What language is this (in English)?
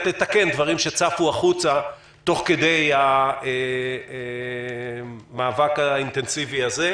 Hebrew